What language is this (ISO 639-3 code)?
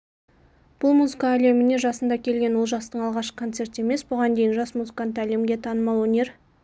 kaz